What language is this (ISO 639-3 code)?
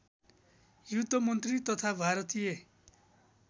nep